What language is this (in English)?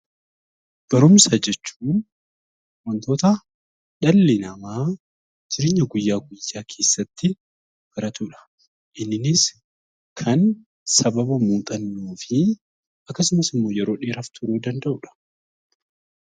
Oromo